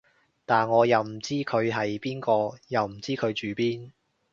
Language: Cantonese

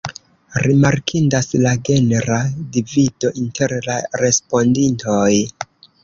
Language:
Esperanto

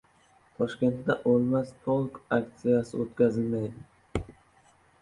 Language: Uzbek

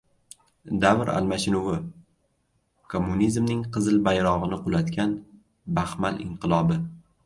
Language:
Uzbek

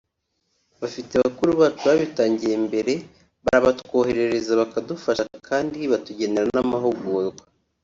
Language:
Kinyarwanda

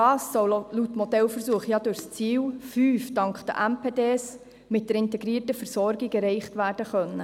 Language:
Swiss German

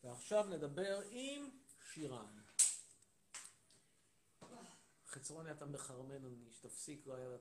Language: Hebrew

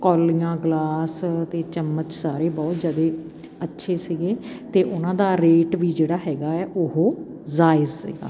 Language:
Punjabi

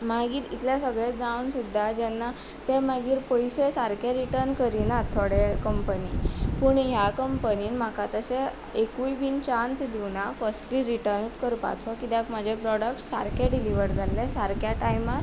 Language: Konkani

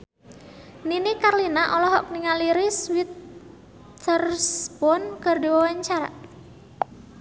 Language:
Sundanese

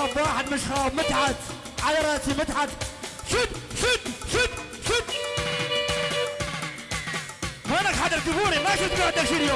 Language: Arabic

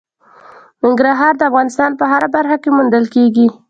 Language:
Pashto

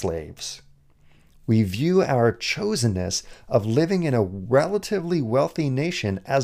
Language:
English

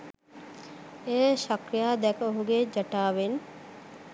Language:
Sinhala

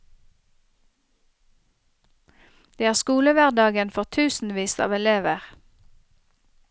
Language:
Norwegian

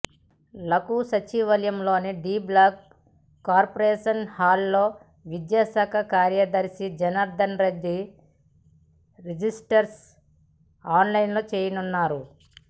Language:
Telugu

